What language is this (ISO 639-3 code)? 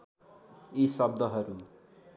nep